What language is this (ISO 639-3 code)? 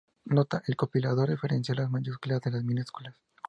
spa